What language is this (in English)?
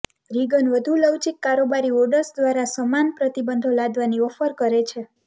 Gujarati